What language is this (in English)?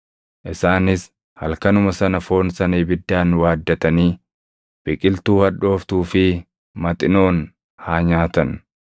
Oromo